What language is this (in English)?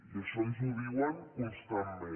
Catalan